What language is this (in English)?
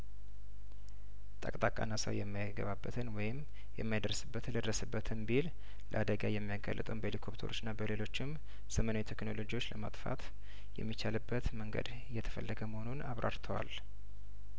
Amharic